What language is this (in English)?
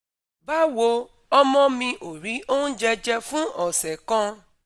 Yoruba